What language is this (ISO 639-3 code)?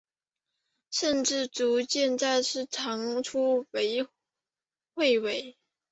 zho